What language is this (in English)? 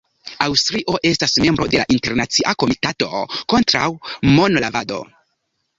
Esperanto